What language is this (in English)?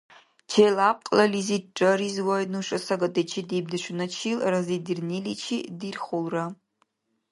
Dargwa